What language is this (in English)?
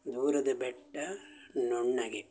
Kannada